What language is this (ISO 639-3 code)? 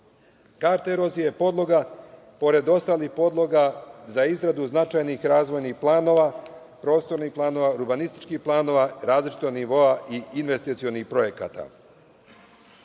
srp